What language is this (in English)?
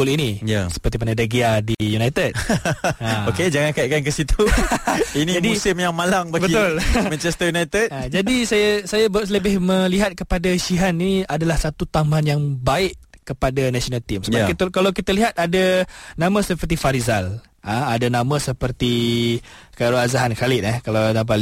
Malay